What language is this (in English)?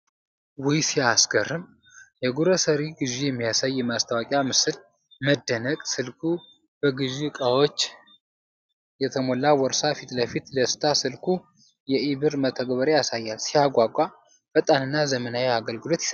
Amharic